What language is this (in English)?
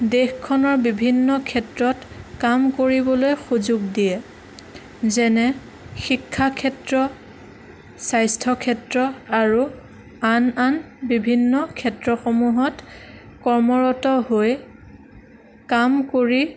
Assamese